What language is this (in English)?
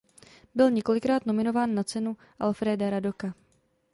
Czech